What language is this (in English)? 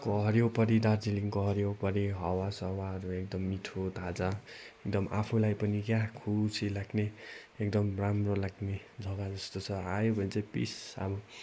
Nepali